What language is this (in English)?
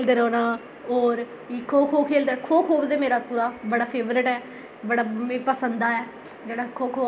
Dogri